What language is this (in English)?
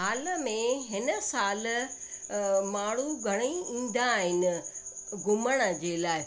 Sindhi